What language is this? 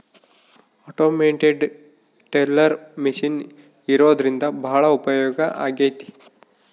Kannada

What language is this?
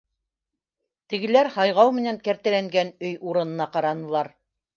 Bashkir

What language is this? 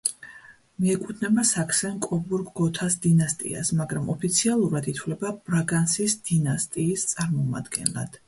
Georgian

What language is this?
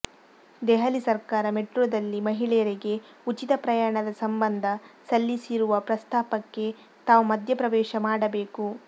Kannada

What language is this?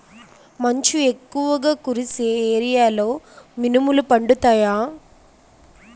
Telugu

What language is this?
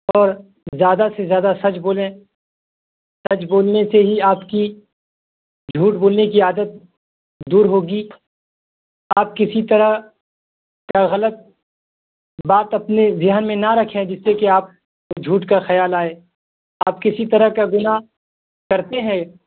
Urdu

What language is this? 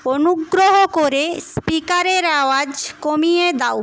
Bangla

